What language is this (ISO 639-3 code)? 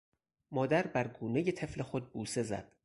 fas